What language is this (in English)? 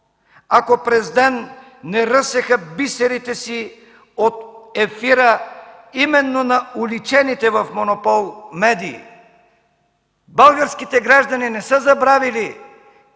Bulgarian